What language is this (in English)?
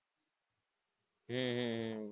Gujarati